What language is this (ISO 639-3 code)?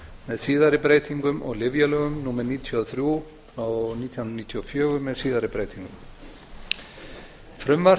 isl